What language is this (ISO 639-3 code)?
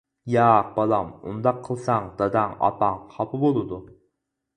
uig